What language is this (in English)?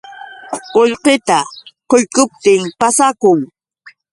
Yauyos Quechua